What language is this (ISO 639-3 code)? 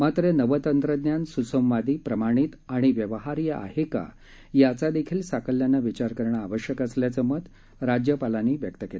mar